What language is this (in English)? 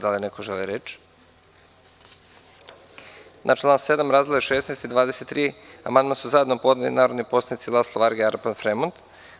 Serbian